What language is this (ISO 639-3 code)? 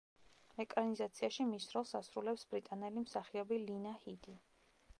kat